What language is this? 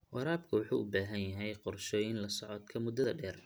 Somali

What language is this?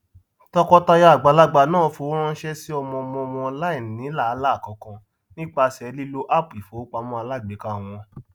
Yoruba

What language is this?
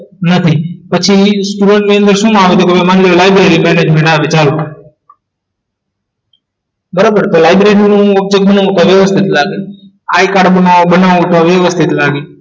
Gujarati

